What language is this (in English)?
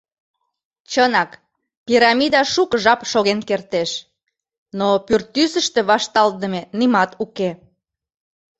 Mari